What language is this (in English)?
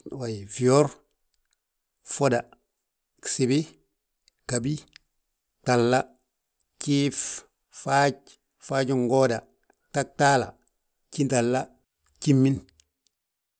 Balanta-Ganja